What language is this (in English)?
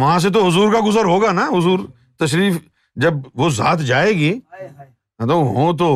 Urdu